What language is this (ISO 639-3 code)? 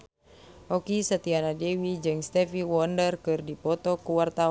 sun